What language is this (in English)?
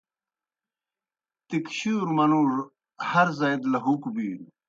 Kohistani Shina